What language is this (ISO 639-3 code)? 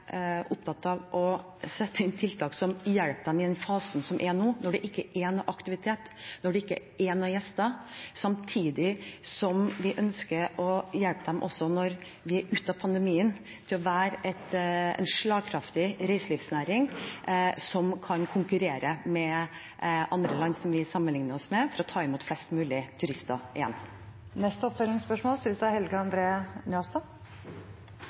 nor